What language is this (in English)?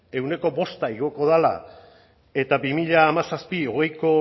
Basque